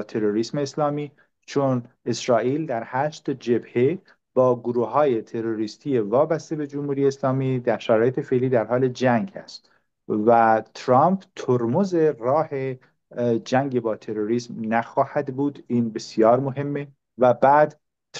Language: Persian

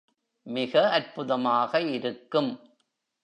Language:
Tamil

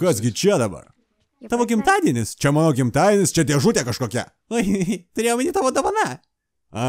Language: Lithuanian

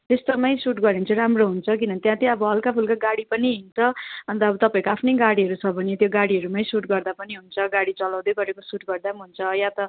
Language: Nepali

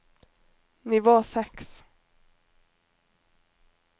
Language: Norwegian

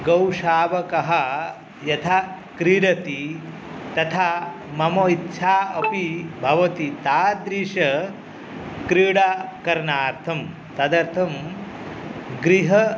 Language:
Sanskrit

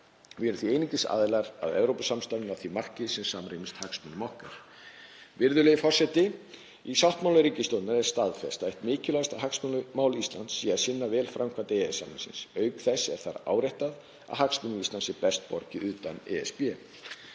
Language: Icelandic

